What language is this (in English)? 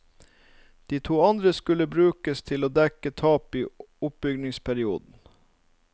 Norwegian